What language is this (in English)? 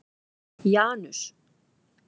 Icelandic